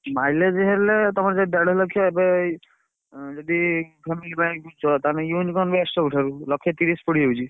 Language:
Odia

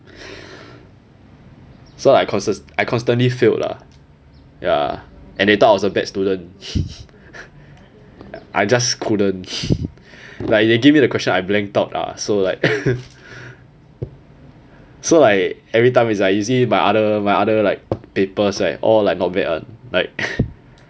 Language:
English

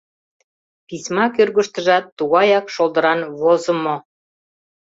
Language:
Mari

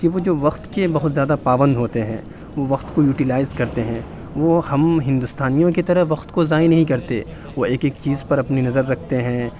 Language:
Urdu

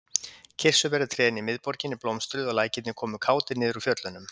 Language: Icelandic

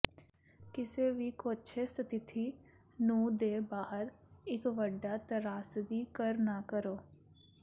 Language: Punjabi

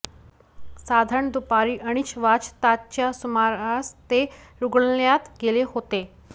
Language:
Marathi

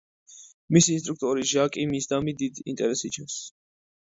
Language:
Georgian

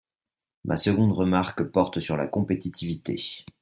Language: French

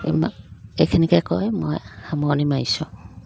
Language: Assamese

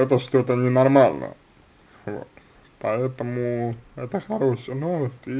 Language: Russian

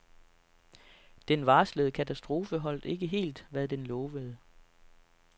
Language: Danish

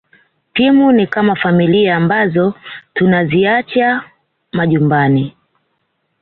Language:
Swahili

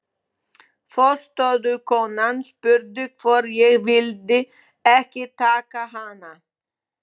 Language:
Icelandic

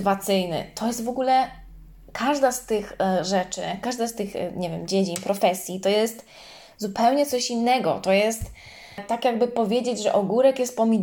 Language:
Polish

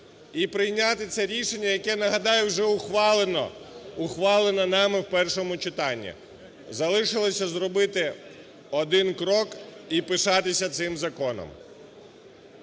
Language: Ukrainian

